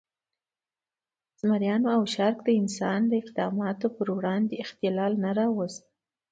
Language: Pashto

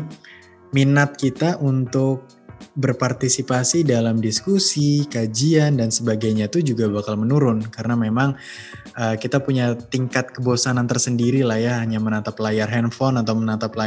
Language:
Indonesian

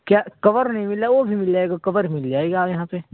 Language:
Urdu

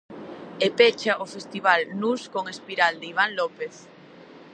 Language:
Galician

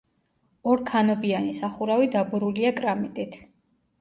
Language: Georgian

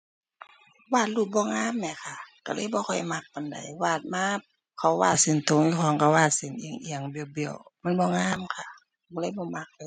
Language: Thai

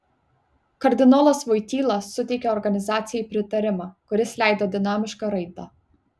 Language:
Lithuanian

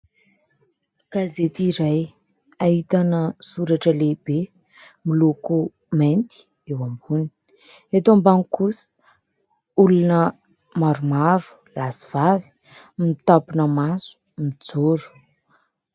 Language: Malagasy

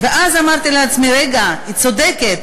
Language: Hebrew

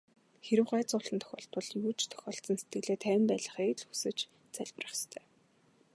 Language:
Mongolian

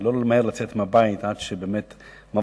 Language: Hebrew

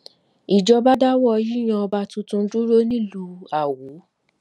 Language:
Yoruba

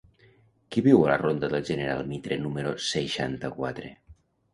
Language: Catalan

